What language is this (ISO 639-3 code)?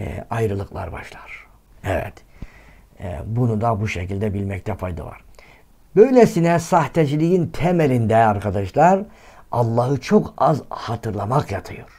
tur